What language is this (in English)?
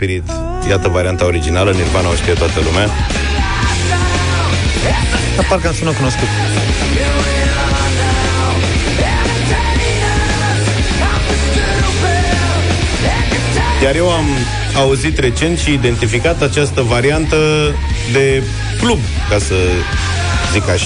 Romanian